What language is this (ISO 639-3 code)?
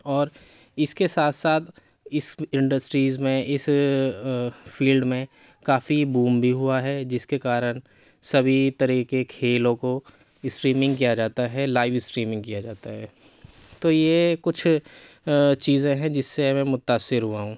urd